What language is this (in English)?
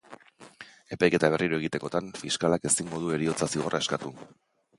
Basque